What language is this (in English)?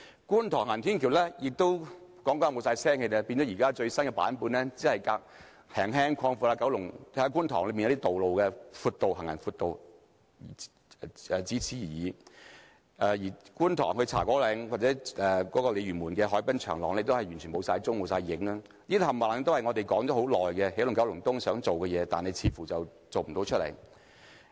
Cantonese